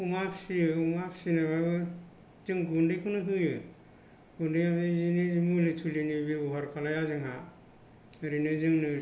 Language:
Bodo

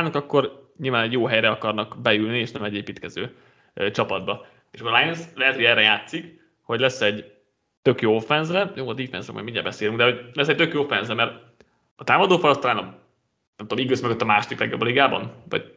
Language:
Hungarian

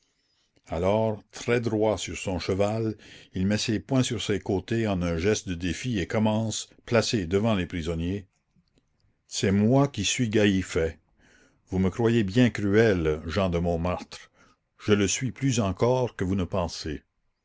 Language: French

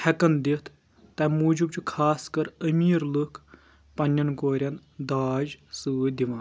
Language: Kashmiri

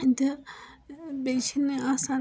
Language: Kashmiri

